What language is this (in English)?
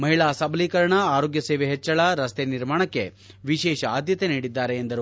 Kannada